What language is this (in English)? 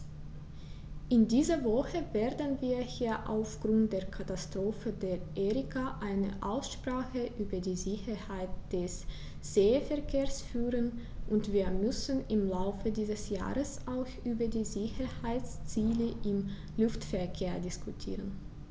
German